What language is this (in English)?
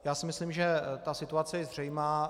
Czech